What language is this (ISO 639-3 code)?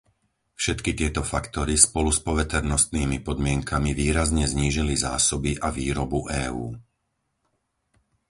slk